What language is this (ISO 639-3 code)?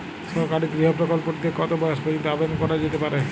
ben